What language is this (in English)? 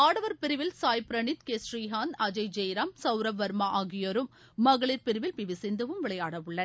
Tamil